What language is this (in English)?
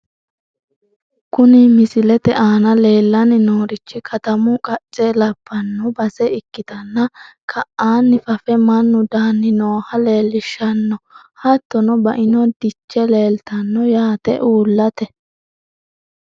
Sidamo